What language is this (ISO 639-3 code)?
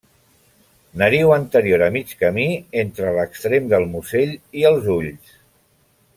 cat